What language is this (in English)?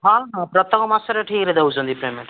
Odia